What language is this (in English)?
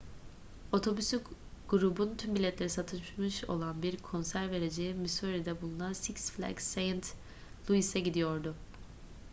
Turkish